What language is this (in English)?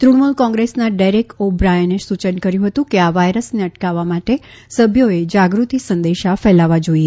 Gujarati